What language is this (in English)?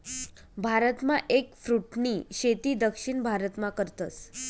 Marathi